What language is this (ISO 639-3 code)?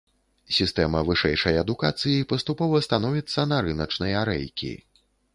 bel